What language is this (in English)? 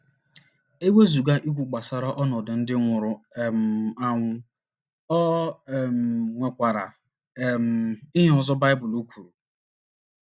Igbo